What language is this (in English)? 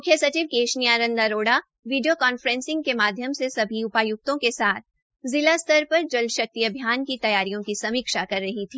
Hindi